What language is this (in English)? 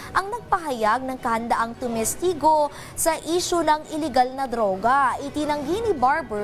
Filipino